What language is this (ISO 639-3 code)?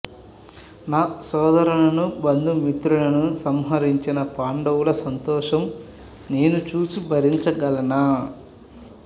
tel